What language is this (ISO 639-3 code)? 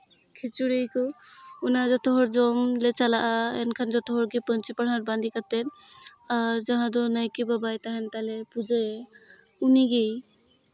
sat